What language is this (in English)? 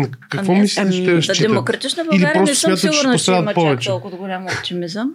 Bulgarian